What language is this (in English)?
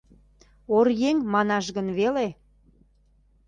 Mari